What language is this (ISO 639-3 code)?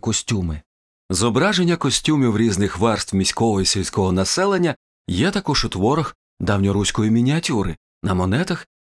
ukr